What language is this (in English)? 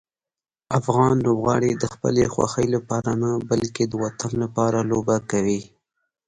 Pashto